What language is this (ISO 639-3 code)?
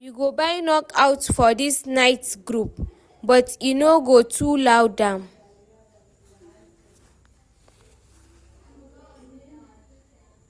pcm